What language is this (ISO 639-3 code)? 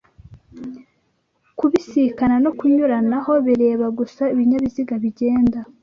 kin